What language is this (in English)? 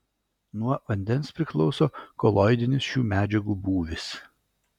Lithuanian